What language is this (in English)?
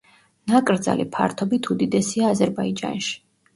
Georgian